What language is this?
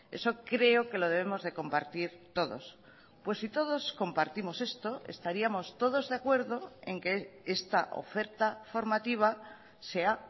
Spanish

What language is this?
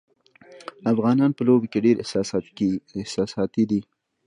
Pashto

